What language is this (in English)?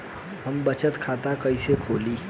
Bhojpuri